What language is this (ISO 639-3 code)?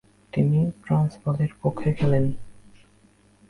ben